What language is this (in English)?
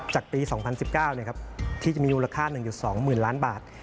Thai